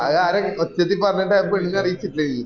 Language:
Malayalam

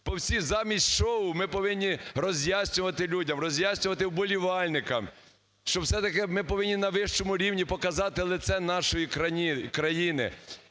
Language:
Ukrainian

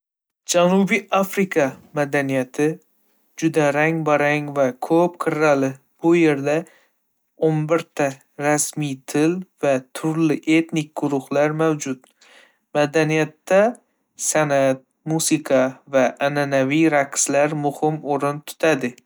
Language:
Uzbek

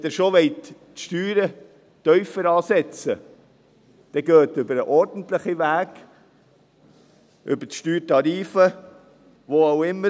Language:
Swiss German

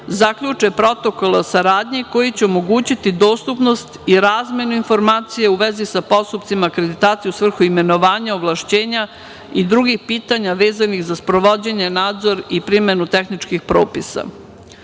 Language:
Serbian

